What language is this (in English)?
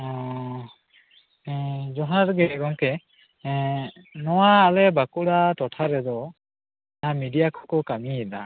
Santali